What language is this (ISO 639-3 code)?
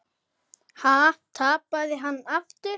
isl